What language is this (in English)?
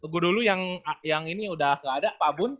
Indonesian